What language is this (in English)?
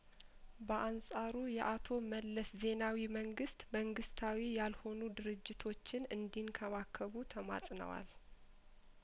Amharic